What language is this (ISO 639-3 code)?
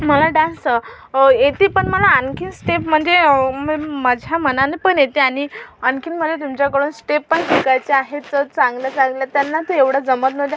mar